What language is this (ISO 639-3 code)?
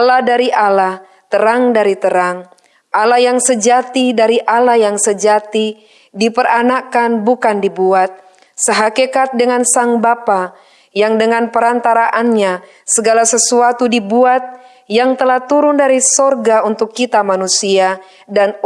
ind